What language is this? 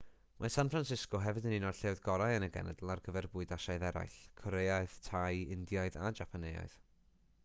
Welsh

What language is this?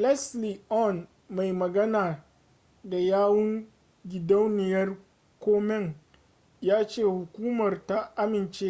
Hausa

